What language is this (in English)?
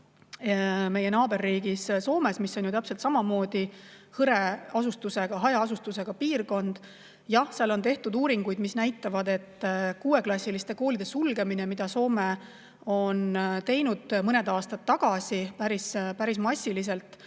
Estonian